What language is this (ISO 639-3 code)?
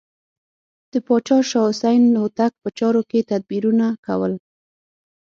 pus